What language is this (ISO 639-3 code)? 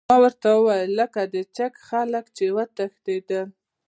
pus